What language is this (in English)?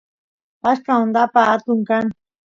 Santiago del Estero Quichua